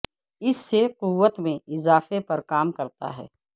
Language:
Urdu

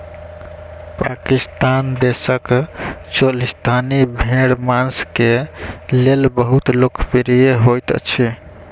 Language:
Maithili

